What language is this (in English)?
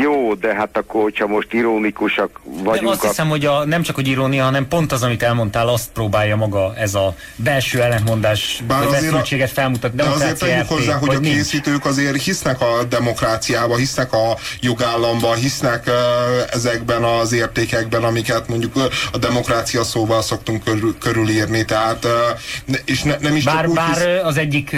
Hungarian